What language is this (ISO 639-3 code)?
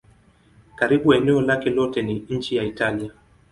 swa